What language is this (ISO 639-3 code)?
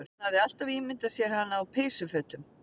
isl